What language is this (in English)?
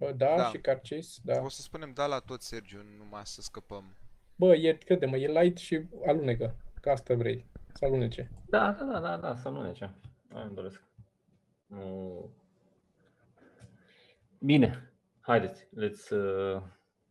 Romanian